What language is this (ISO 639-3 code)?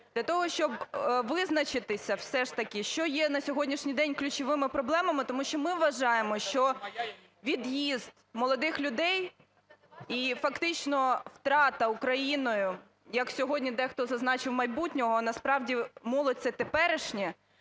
ukr